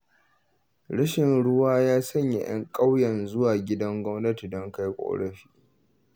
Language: Hausa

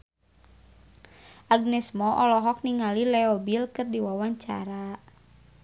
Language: Sundanese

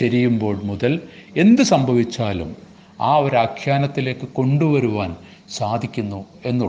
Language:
Malayalam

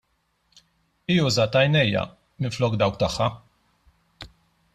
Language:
Maltese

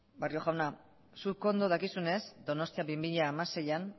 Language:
Basque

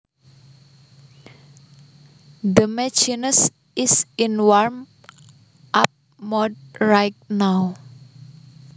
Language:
Javanese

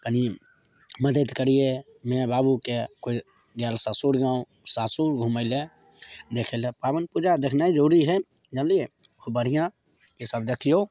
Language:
Maithili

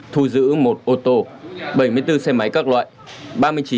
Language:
Vietnamese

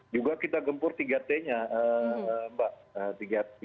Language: Indonesian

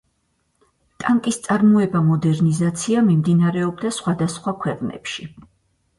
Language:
Georgian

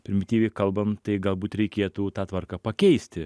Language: Lithuanian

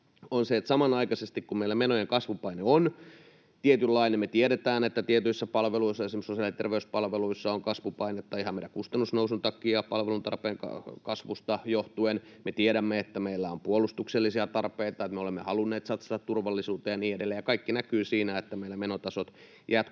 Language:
Finnish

